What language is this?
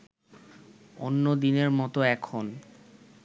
Bangla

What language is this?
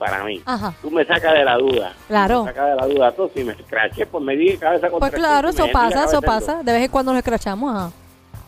Spanish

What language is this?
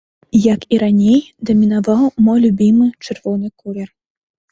Belarusian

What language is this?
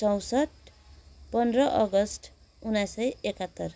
Nepali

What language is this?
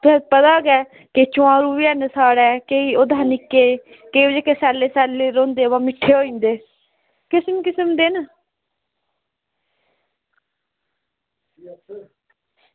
Dogri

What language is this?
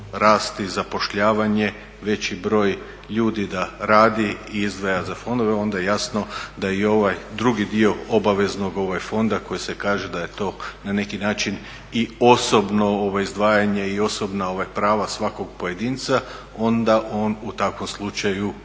Croatian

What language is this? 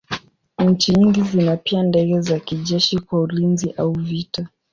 Swahili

